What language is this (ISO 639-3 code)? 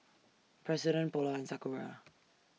eng